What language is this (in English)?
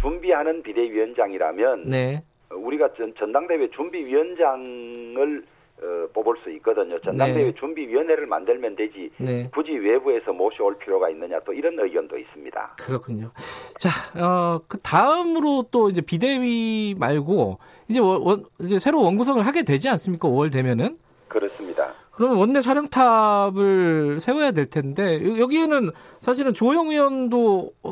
Korean